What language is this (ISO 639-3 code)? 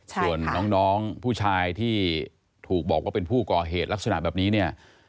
tha